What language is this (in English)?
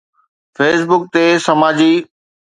Sindhi